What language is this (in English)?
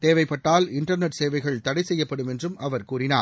Tamil